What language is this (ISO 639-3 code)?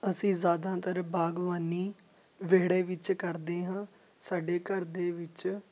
pan